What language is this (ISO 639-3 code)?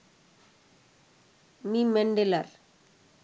ben